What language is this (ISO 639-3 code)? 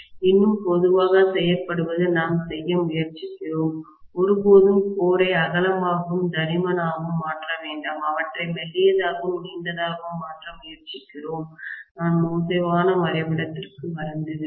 tam